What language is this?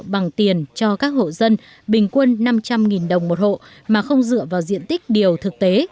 Vietnamese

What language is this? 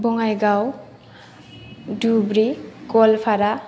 Bodo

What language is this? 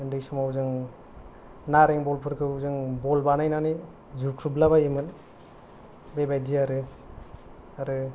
Bodo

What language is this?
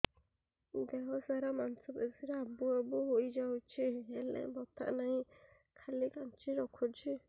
Odia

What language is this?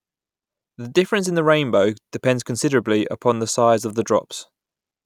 English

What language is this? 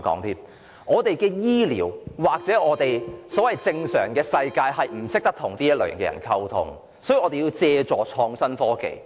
Cantonese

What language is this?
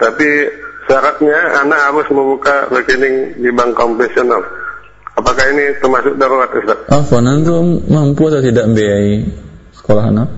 Indonesian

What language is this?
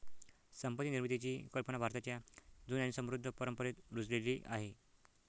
Marathi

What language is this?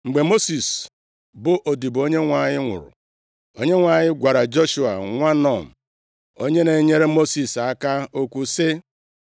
Igbo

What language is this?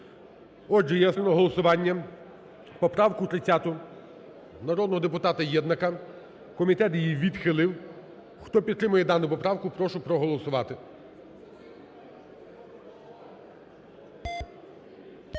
Ukrainian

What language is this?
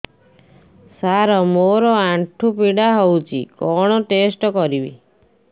Odia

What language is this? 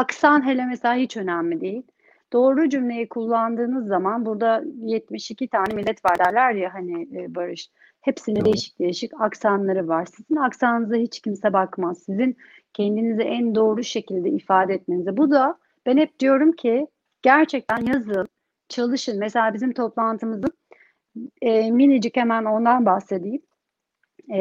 Turkish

